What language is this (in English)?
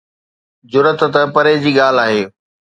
Sindhi